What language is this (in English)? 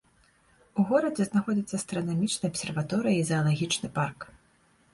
Belarusian